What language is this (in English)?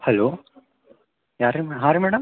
Kannada